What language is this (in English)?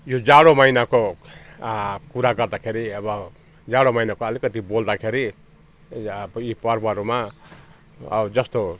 Nepali